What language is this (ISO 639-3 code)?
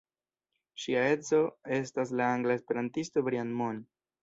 epo